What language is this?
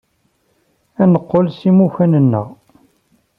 Kabyle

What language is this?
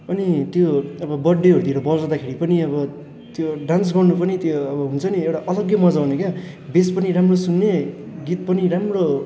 Nepali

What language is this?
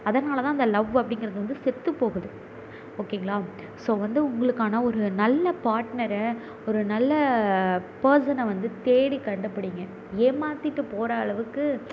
Tamil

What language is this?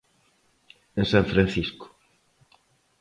Galician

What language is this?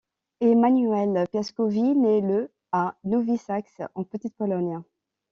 French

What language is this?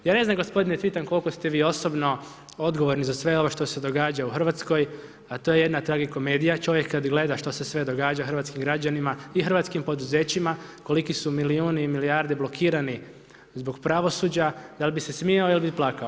Croatian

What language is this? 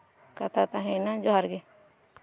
Santali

